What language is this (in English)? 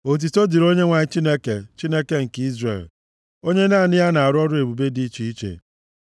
Igbo